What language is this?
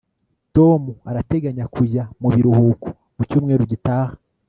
Kinyarwanda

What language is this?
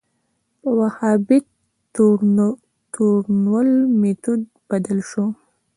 Pashto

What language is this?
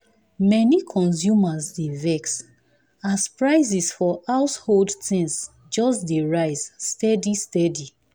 Nigerian Pidgin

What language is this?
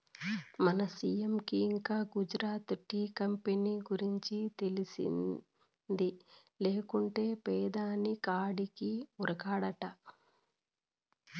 Telugu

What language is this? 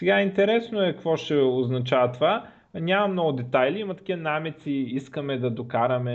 Bulgarian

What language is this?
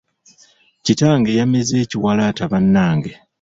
Ganda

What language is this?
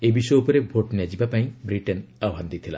Odia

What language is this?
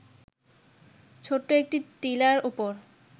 Bangla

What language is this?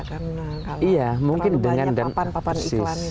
Indonesian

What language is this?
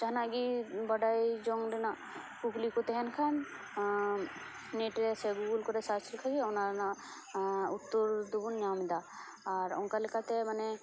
Santali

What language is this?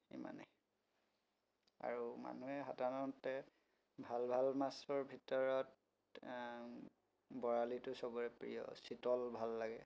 Assamese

